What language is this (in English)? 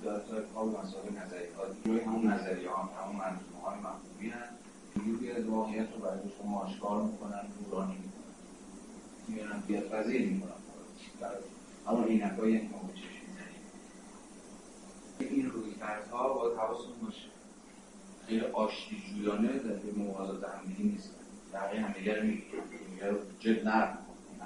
Persian